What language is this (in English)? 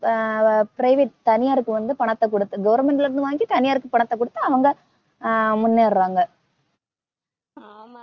Tamil